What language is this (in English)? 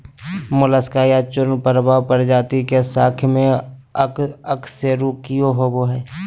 Magahi